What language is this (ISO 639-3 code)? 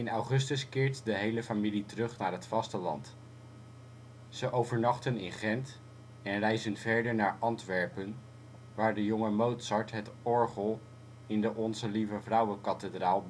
nld